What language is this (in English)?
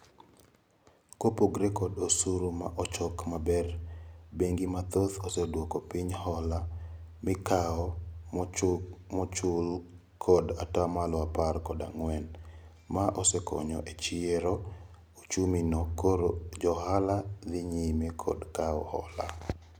Luo (Kenya and Tanzania)